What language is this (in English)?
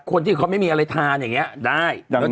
Thai